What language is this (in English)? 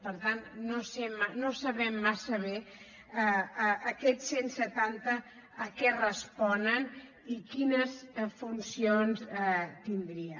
Catalan